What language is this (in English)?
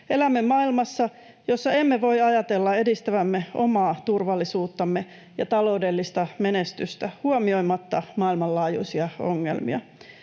Finnish